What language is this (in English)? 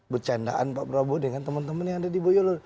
Indonesian